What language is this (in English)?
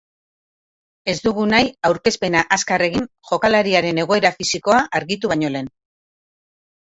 Basque